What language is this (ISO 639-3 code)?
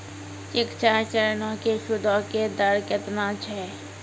mai